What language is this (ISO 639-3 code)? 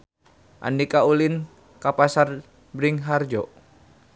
sun